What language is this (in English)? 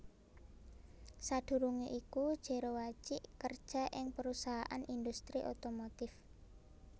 Javanese